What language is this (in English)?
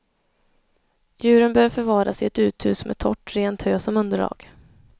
Swedish